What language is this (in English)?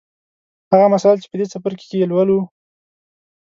Pashto